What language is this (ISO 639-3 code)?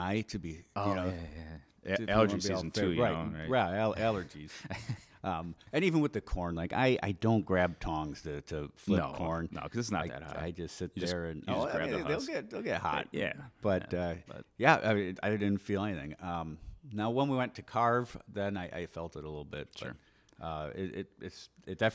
eng